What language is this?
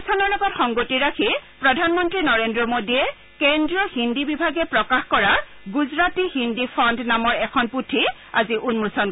Assamese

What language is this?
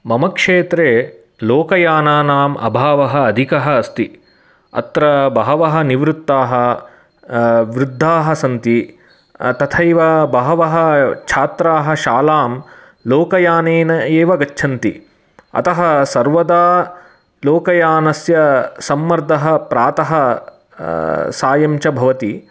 Sanskrit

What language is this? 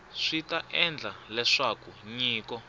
Tsonga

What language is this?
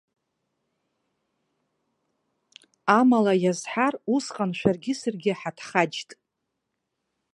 Abkhazian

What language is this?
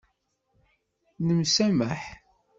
Kabyle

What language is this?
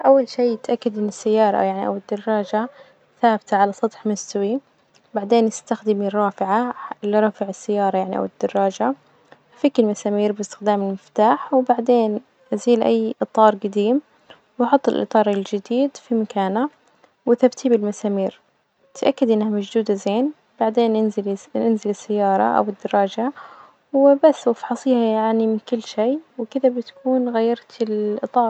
Najdi Arabic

